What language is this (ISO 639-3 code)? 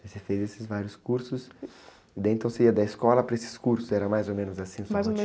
por